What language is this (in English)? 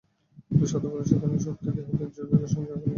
Bangla